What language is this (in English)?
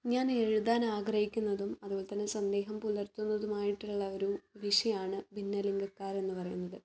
Malayalam